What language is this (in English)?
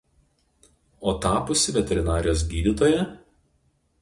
Lithuanian